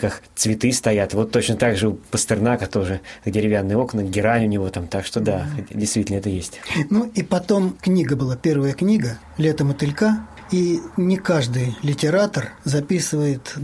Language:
Russian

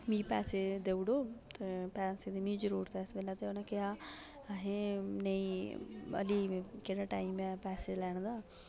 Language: Dogri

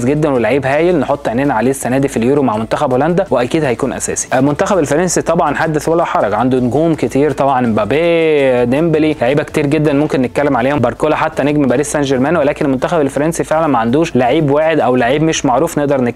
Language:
Arabic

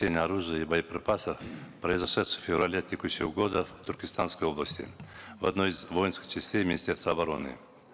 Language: Kazakh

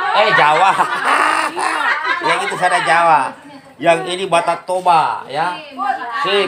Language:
Indonesian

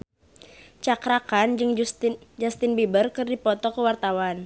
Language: Sundanese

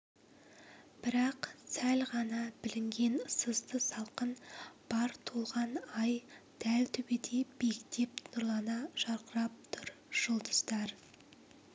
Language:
Kazakh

